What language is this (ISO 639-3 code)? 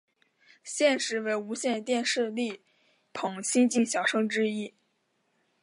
zho